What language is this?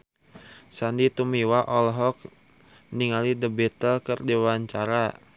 Sundanese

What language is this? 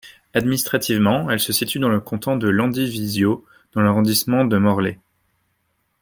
French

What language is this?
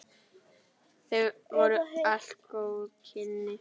Icelandic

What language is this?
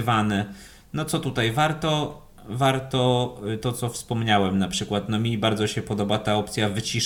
Polish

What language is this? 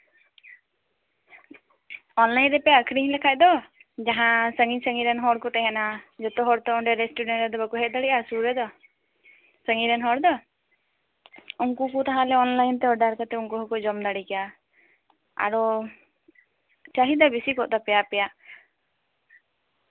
Santali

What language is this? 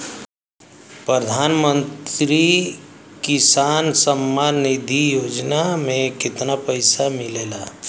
Bhojpuri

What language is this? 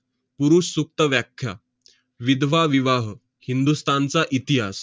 Marathi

